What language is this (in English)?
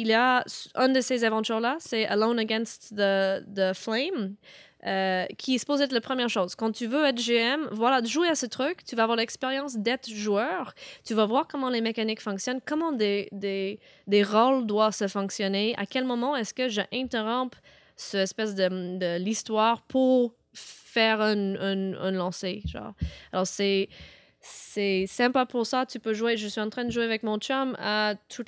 French